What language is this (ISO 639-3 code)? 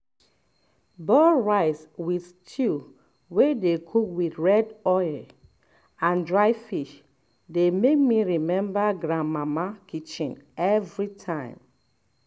pcm